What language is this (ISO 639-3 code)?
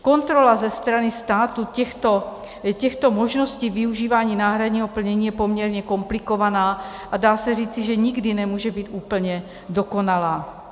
ces